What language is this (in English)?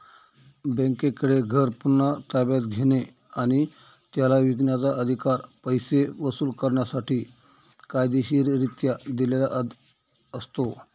Marathi